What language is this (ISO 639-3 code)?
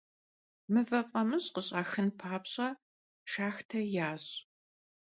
kbd